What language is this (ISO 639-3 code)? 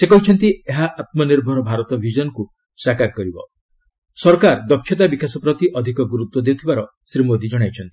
ori